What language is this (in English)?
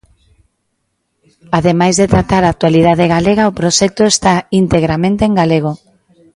Galician